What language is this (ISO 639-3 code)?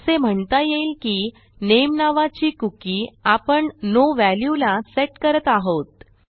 mar